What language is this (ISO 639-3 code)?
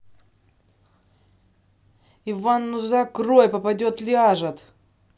rus